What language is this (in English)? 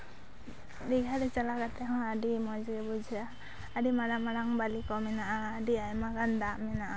Santali